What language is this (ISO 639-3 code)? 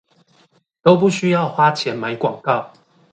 zho